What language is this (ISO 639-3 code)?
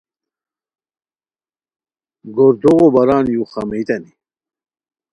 khw